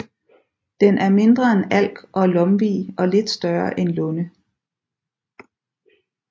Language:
Danish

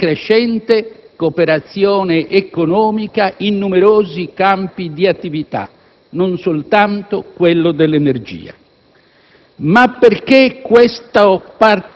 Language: Italian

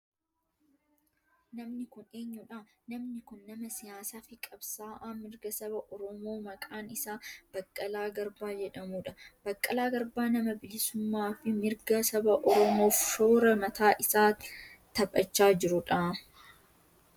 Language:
Oromo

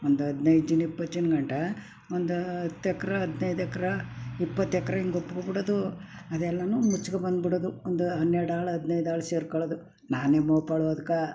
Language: Kannada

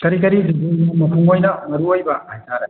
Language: Manipuri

